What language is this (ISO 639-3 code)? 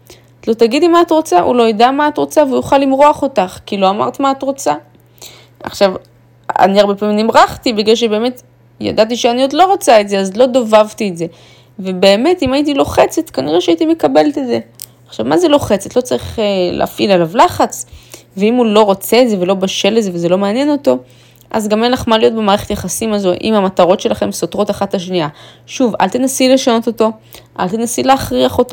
heb